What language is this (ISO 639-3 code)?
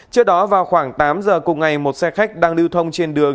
vie